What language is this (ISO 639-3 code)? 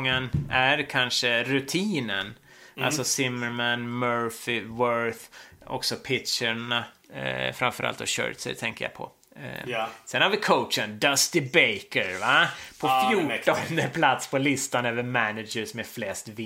swe